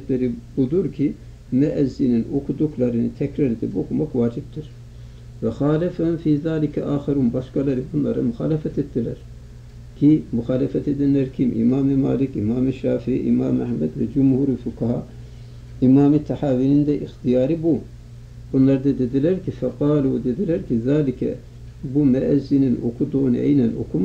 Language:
Turkish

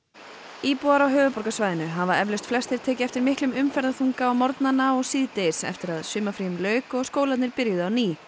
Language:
Icelandic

